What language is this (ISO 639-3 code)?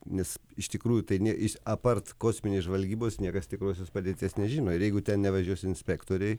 lit